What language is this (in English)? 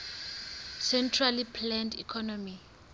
Southern Sotho